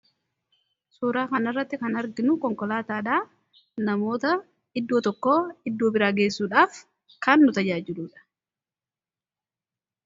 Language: Oromo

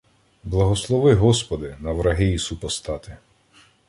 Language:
Ukrainian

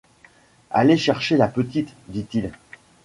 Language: French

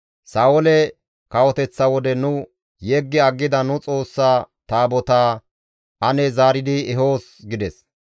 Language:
Gamo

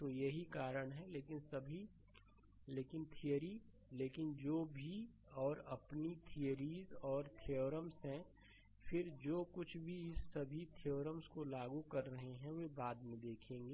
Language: Hindi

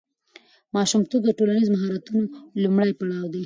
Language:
Pashto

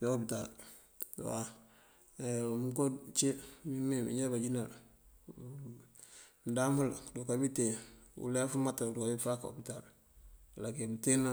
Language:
Mandjak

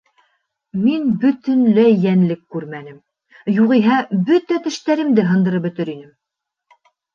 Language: Bashkir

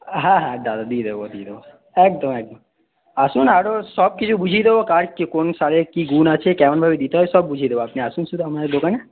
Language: Bangla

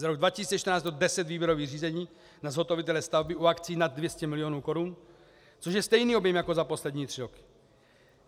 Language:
Czech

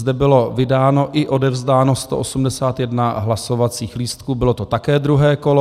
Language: Czech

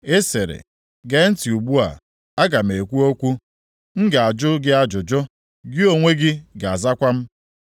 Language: Igbo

